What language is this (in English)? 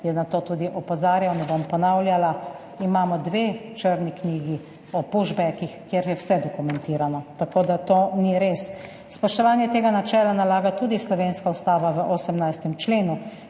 Slovenian